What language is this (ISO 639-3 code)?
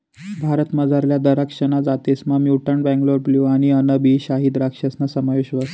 mar